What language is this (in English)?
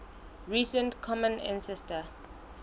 Southern Sotho